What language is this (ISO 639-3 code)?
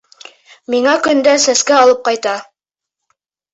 bak